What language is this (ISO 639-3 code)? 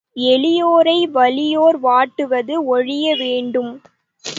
tam